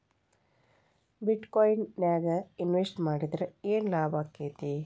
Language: Kannada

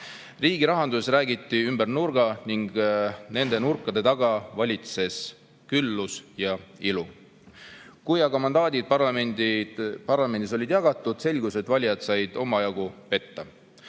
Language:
Estonian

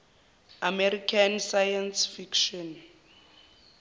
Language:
Zulu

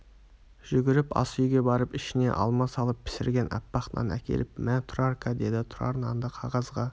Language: Kazakh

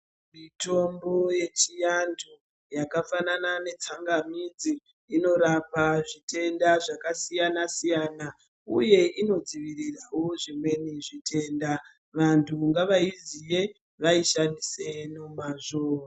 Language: Ndau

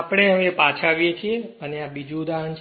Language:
Gujarati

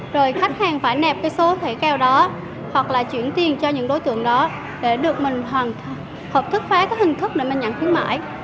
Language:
Vietnamese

